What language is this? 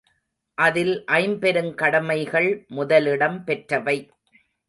Tamil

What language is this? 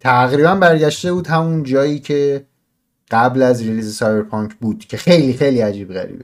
Persian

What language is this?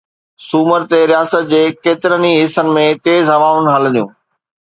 Sindhi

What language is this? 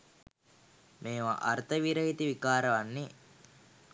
Sinhala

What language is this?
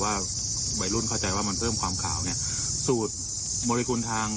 Thai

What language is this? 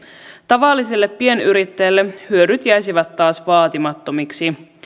Finnish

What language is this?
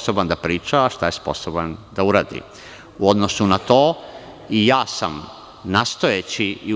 Serbian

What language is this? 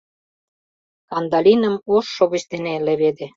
Mari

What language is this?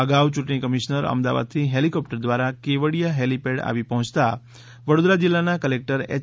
Gujarati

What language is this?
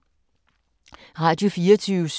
Danish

